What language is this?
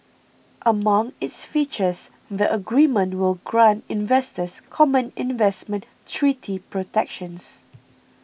English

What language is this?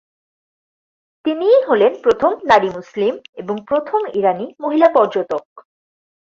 Bangla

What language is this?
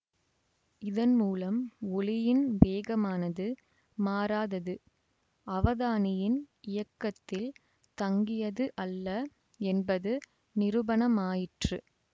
Tamil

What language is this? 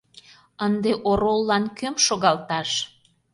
Mari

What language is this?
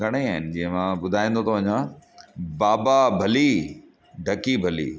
Sindhi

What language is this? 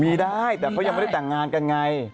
Thai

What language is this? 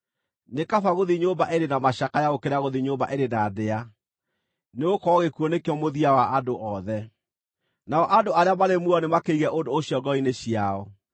Kikuyu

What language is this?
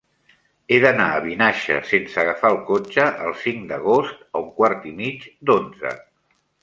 Catalan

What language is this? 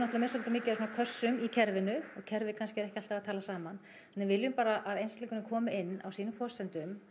Icelandic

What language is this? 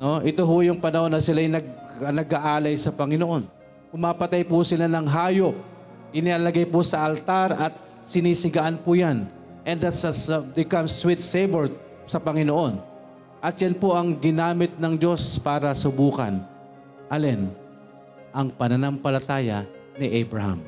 Filipino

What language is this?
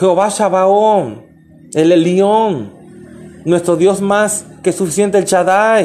Spanish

